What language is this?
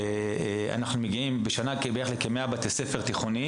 Hebrew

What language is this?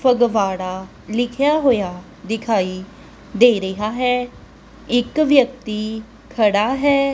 Punjabi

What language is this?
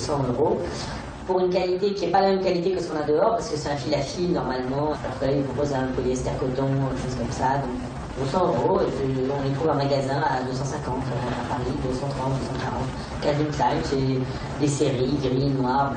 French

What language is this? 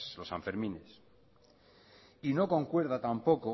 Spanish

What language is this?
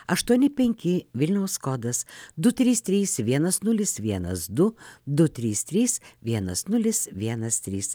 Lithuanian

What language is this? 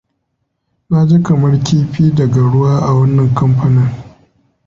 Hausa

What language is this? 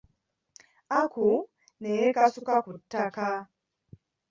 Ganda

